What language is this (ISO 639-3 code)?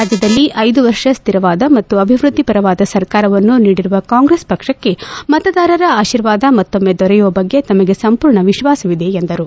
kan